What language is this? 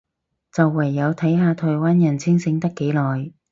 Cantonese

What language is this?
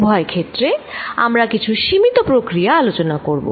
Bangla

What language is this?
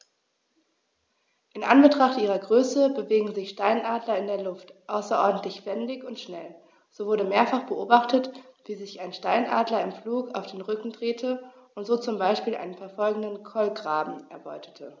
German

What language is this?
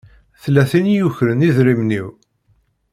Kabyle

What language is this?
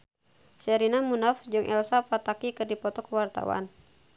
Sundanese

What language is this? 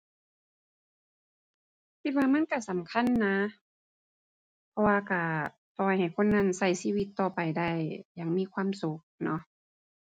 Thai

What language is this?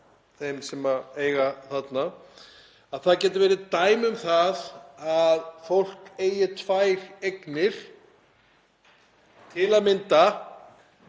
Icelandic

